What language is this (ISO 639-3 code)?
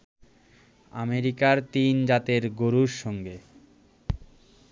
ben